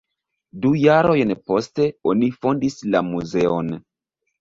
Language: Esperanto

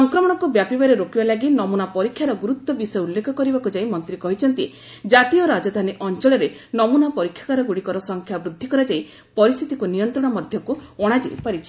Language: Odia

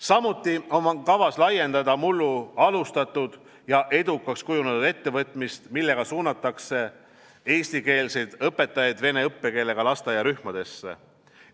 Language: Estonian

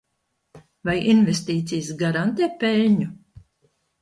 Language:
Latvian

